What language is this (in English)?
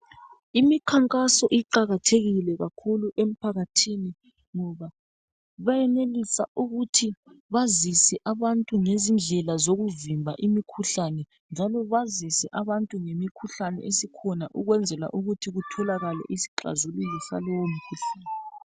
North Ndebele